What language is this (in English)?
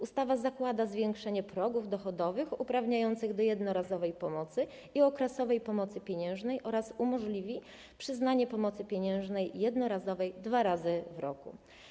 Polish